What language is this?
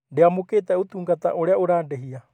Kikuyu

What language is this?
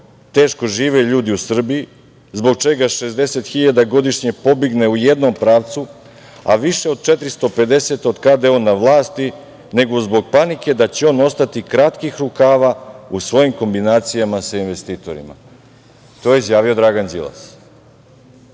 Serbian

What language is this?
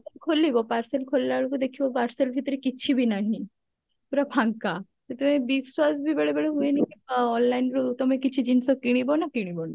Odia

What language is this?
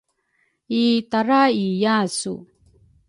Rukai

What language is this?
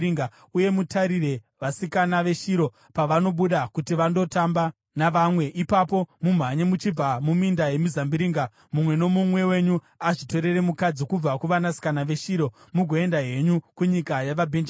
Shona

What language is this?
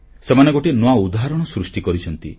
Odia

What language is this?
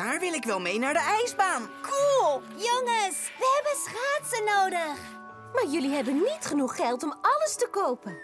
Dutch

